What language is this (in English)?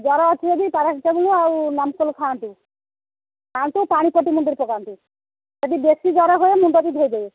Odia